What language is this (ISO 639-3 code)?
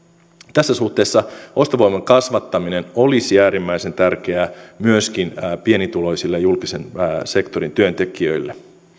fin